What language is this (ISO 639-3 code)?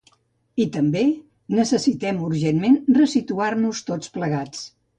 cat